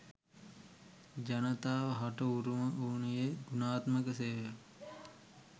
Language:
Sinhala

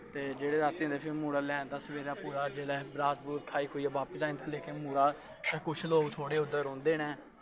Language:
Dogri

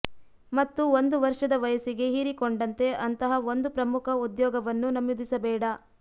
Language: Kannada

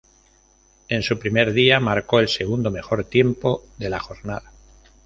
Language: Spanish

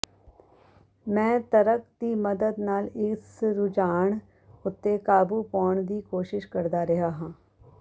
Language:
Punjabi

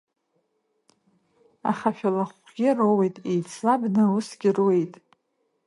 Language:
Abkhazian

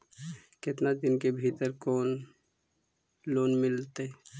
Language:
Magahi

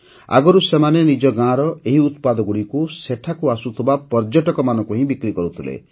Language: Odia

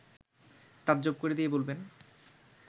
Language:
Bangla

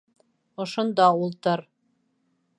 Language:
Bashkir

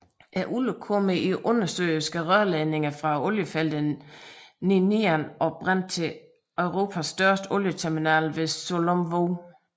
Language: Danish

